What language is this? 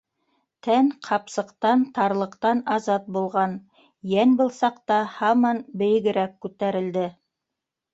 Bashkir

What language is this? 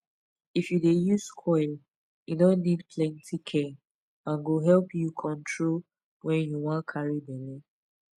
Nigerian Pidgin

